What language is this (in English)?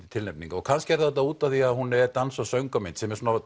Icelandic